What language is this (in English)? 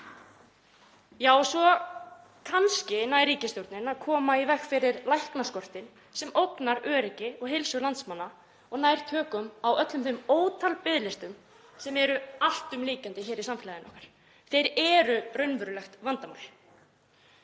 Icelandic